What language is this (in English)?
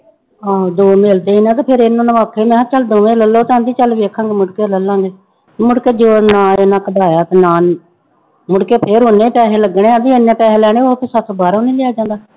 Punjabi